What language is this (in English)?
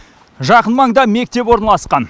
Kazakh